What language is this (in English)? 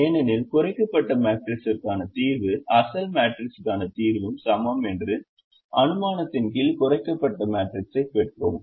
Tamil